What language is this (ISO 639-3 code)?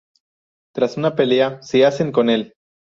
spa